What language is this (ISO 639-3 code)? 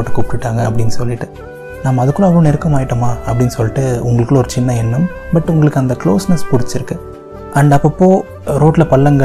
tam